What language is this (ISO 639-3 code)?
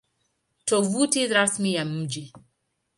swa